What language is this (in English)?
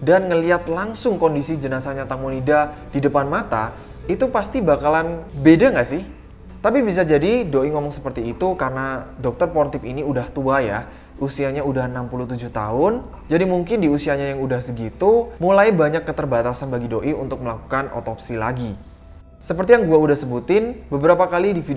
Indonesian